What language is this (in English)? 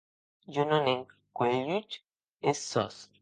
Occitan